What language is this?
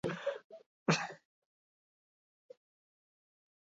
Basque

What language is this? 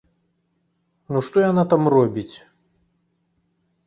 Belarusian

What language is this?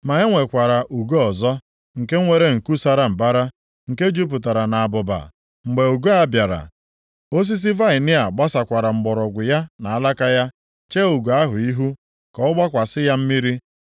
Igbo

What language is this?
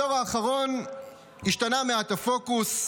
Hebrew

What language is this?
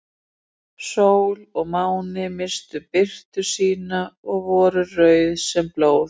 Icelandic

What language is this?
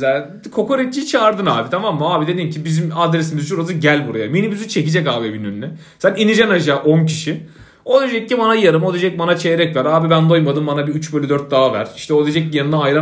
Turkish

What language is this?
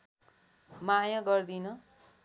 Nepali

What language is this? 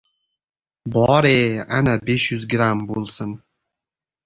Uzbek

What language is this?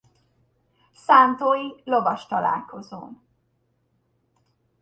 Hungarian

